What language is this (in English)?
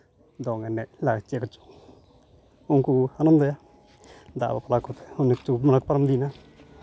Santali